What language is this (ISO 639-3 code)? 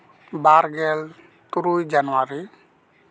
sat